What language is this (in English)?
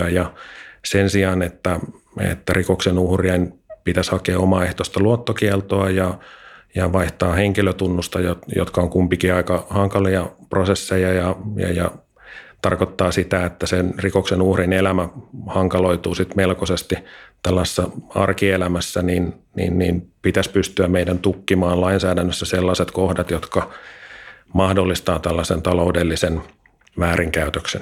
Finnish